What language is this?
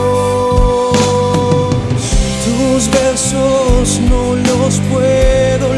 Spanish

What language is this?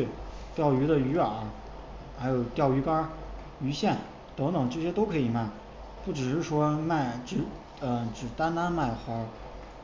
Chinese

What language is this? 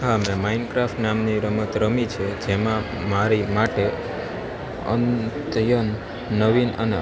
Gujarati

